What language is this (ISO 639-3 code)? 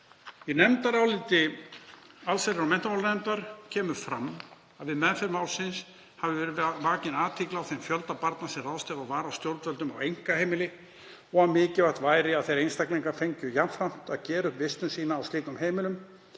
isl